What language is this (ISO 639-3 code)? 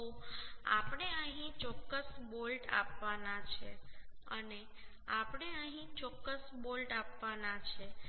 guj